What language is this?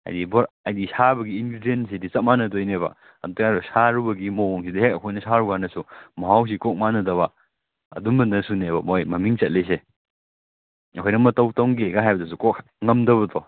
Manipuri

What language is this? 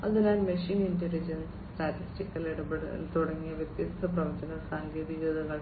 Malayalam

